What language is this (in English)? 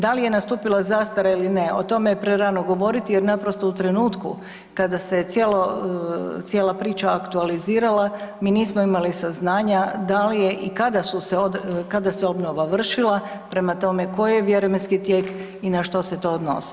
Croatian